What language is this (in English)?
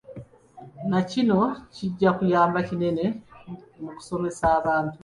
Ganda